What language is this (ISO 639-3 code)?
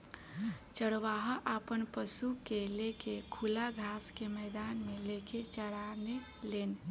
bho